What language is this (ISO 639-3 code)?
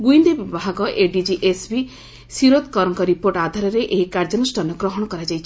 ori